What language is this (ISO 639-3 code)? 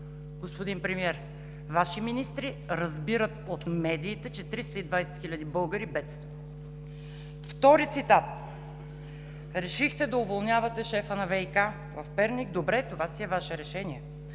bul